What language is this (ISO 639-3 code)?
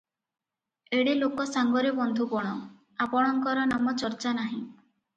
ori